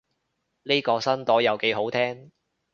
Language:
Cantonese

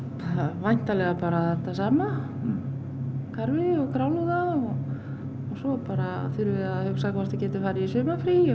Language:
Icelandic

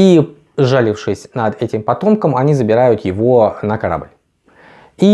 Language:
Russian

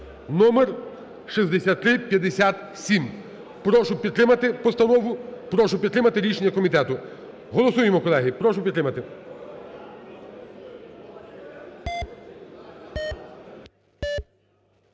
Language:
Ukrainian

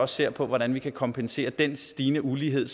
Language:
Danish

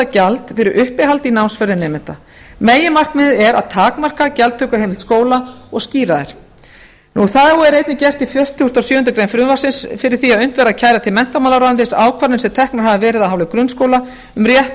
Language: Icelandic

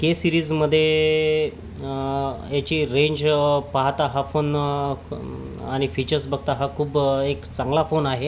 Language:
Marathi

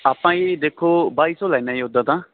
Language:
Punjabi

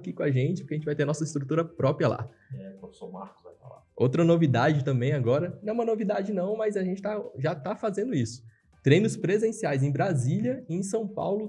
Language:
Portuguese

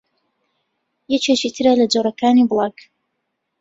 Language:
Central Kurdish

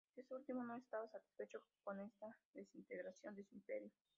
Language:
Spanish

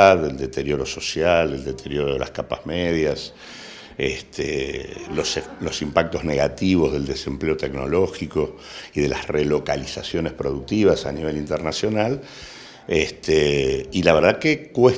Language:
Spanish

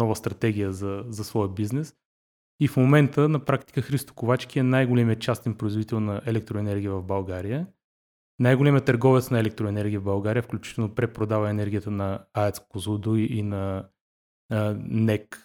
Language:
Bulgarian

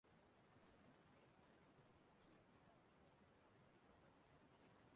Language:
Igbo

